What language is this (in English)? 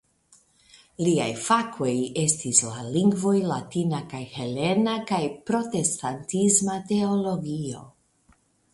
Esperanto